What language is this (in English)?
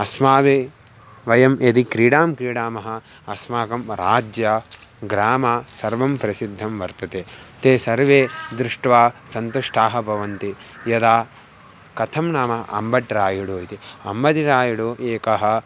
Sanskrit